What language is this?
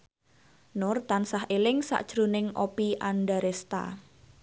Javanese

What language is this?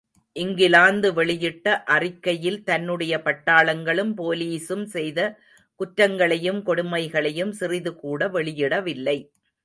Tamil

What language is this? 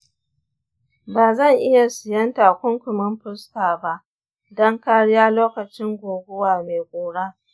Hausa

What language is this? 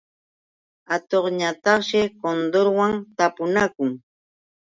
Yauyos Quechua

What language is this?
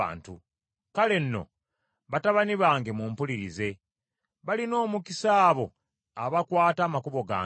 Ganda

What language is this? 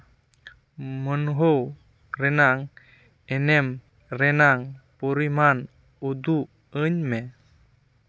Santali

